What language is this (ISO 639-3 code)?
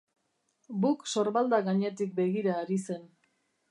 eus